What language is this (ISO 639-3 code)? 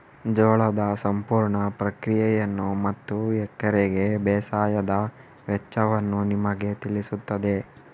kan